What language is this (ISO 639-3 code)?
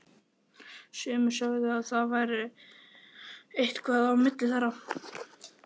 isl